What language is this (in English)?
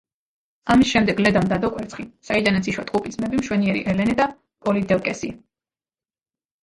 Georgian